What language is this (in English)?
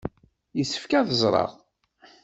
Kabyle